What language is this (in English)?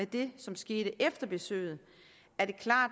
Danish